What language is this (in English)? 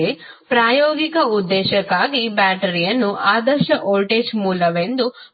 Kannada